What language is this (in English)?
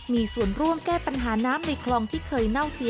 Thai